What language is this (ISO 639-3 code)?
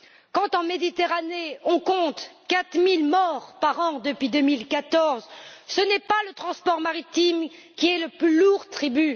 fra